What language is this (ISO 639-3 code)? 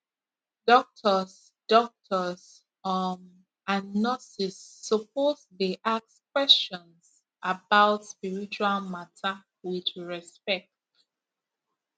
pcm